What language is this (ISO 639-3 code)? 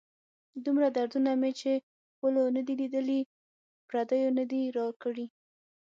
pus